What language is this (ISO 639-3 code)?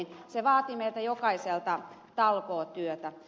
fin